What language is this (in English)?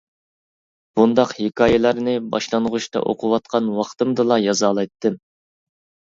Uyghur